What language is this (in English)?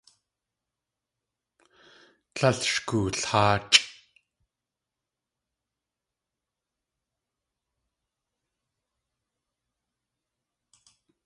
Tlingit